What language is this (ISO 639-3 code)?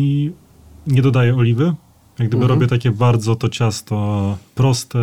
pol